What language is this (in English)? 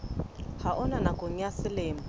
Southern Sotho